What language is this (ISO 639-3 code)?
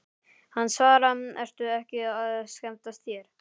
isl